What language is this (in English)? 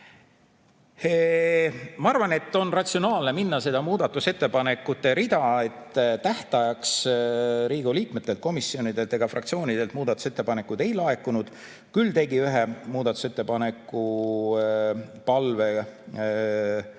Estonian